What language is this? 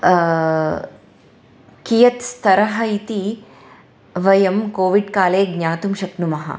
Sanskrit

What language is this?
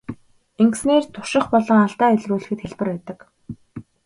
Mongolian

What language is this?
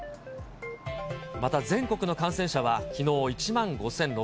Japanese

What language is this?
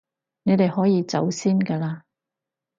Cantonese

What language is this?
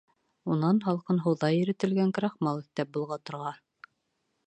Bashkir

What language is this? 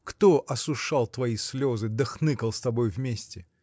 Russian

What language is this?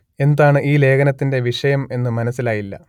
Malayalam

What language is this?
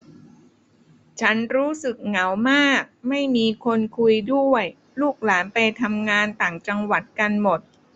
Thai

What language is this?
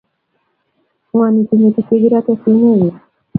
Kalenjin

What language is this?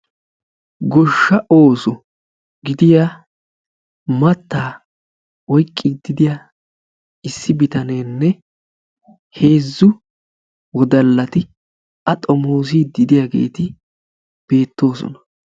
Wolaytta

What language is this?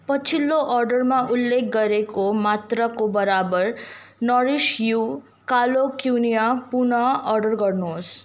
Nepali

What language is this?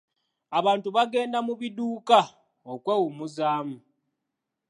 Ganda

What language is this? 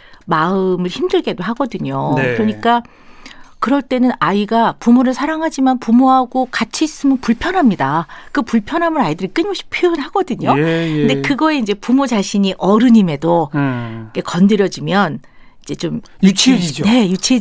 Korean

